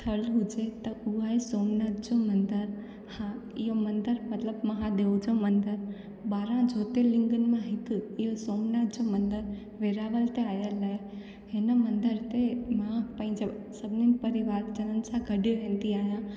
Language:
Sindhi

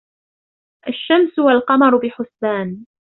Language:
Arabic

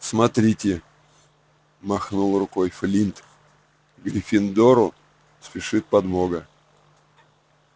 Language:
Russian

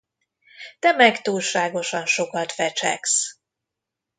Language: Hungarian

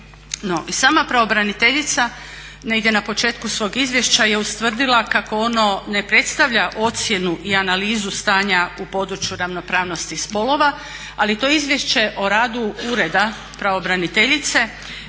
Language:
Croatian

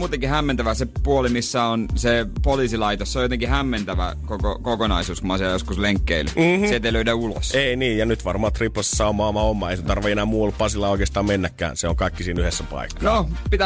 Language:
Finnish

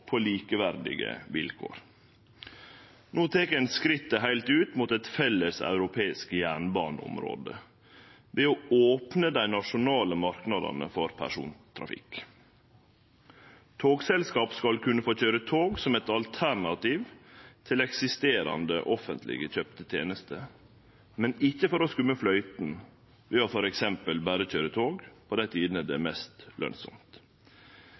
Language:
Norwegian Nynorsk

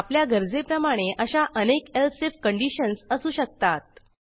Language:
Marathi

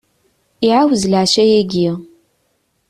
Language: Kabyle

